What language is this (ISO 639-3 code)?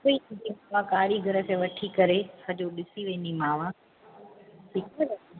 snd